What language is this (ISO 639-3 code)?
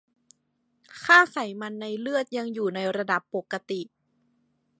tha